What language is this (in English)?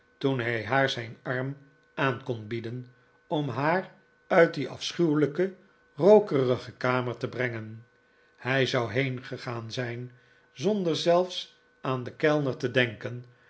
Dutch